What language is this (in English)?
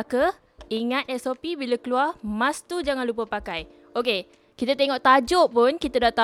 Malay